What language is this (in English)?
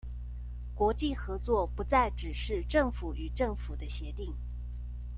Chinese